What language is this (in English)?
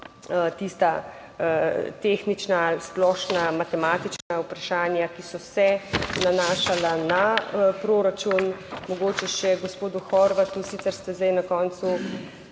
Slovenian